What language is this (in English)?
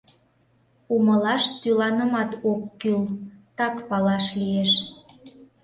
Mari